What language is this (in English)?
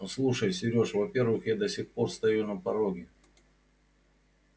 Russian